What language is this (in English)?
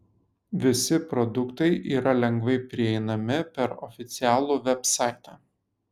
Lithuanian